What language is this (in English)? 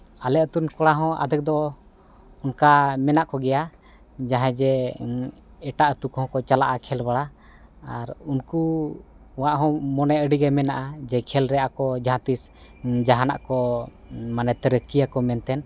Santali